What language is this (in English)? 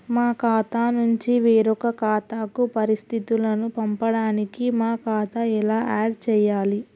Telugu